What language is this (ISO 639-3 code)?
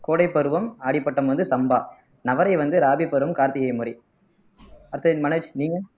tam